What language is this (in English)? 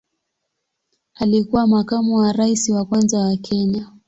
Swahili